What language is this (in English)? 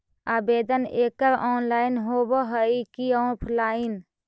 Magahi